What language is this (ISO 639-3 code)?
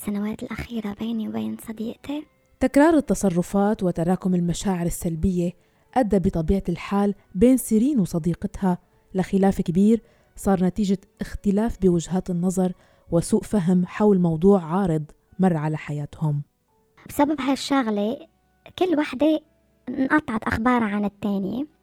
ara